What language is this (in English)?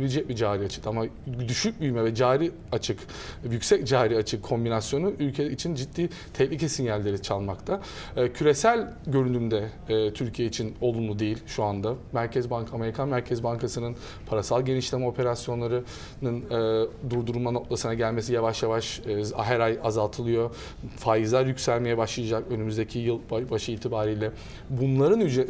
Turkish